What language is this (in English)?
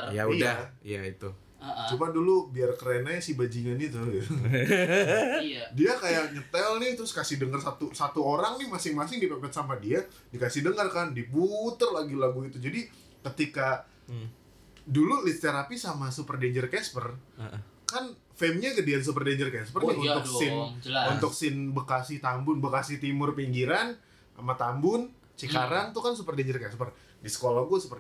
Indonesian